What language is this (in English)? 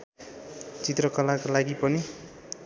Nepali